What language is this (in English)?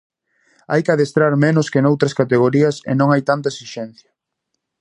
Galician